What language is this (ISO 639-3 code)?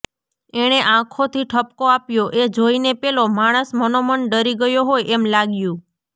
guj